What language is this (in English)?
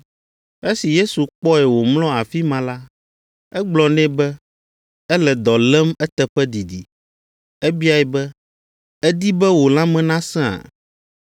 Ewe